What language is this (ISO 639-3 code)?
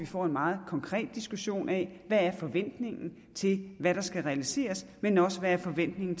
dan